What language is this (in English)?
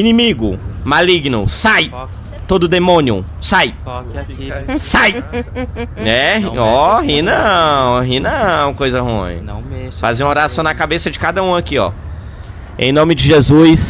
Portuguese